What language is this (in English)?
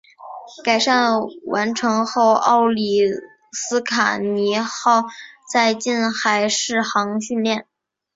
Chinese